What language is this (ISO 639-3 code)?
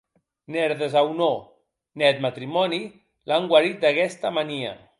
oci